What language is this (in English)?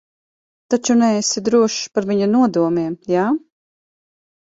Latvian